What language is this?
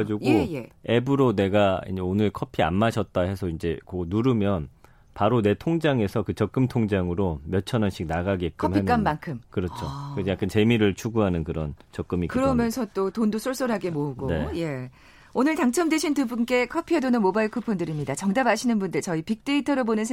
Korean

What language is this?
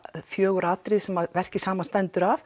Icelandic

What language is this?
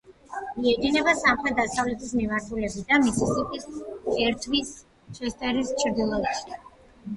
Georgian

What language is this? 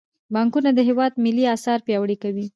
Pashto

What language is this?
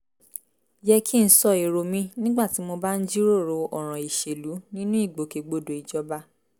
Yoruba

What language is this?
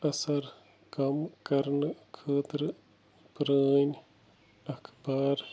Kashmiri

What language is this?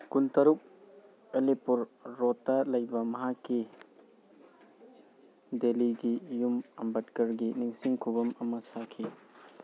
Manipuri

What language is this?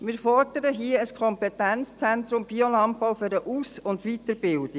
Swiss German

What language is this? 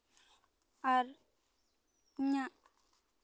Santali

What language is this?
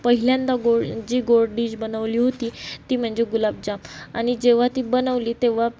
Marathi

